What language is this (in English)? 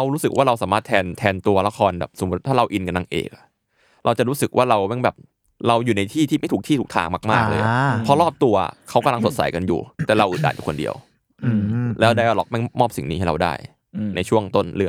Thai